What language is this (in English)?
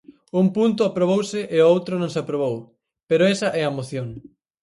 Galician